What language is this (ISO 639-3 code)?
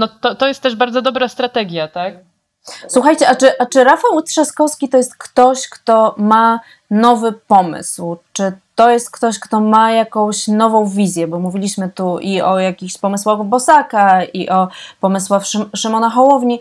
pol